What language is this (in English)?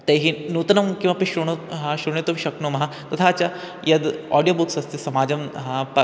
Sanskrit